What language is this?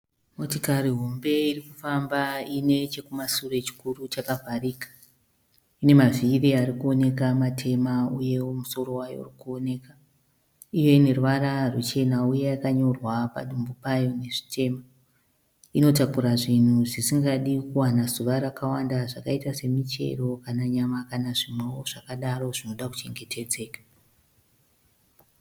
Shona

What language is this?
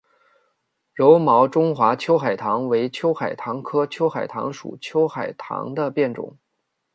Chinese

